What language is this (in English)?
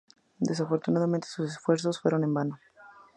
Spanish